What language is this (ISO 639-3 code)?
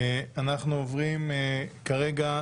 heb